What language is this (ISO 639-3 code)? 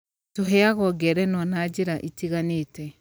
kik